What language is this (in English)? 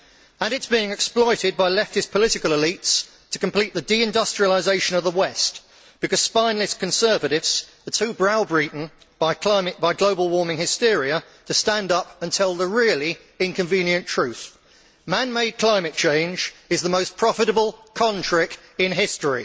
English